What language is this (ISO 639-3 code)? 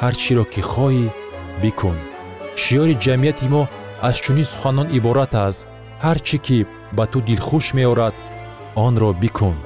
fas